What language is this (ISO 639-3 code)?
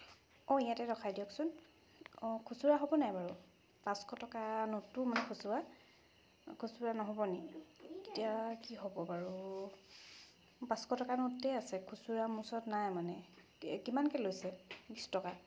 asm